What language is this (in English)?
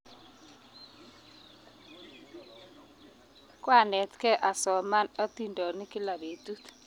Kalenjin